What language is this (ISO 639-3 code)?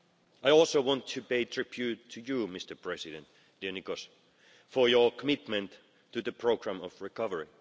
eng